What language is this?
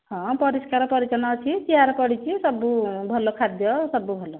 Odia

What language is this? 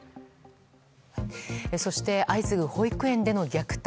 Japanese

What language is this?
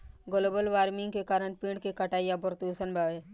Bhojpuri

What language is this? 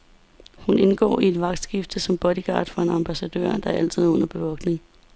Danish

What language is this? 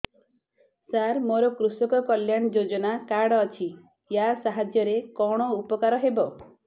Odia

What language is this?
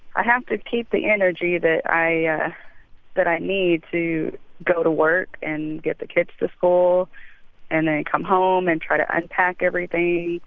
English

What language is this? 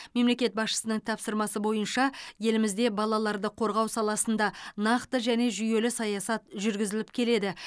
Kazakh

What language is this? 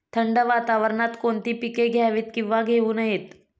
Marathi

